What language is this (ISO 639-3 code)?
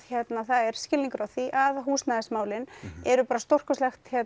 isl